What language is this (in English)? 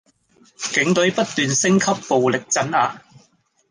Cantonese